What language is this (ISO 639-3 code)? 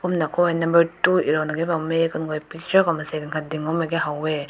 nbu